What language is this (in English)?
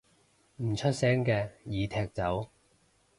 Cantonese